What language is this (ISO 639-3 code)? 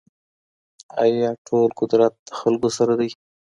pus